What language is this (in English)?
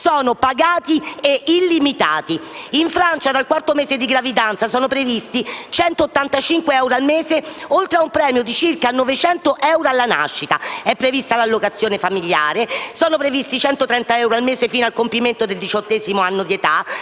Italian